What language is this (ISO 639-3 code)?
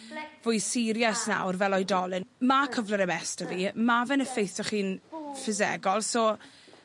cym